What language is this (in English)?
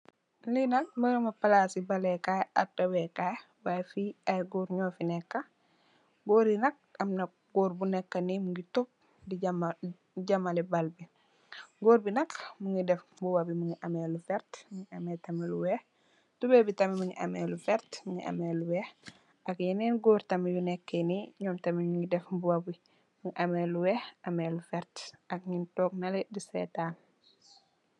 Wolof